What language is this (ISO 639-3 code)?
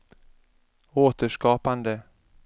swe